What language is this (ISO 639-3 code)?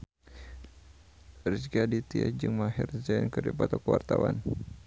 sun